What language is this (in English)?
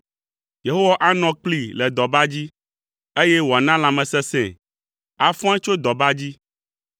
Ewe